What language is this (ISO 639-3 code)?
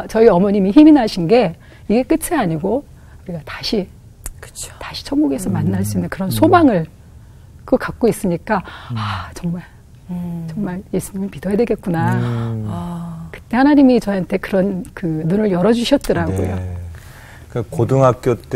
kor